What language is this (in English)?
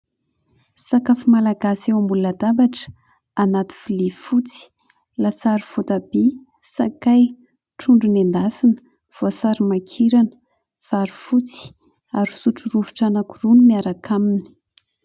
Malagasy